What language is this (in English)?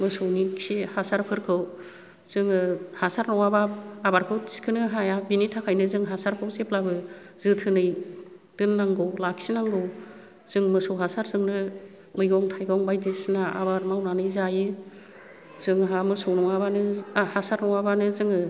Bodo